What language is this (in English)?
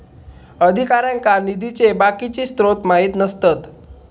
Marathi